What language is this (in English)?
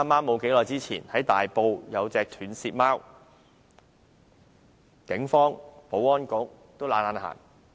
Cantonese